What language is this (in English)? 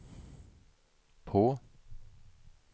Swedish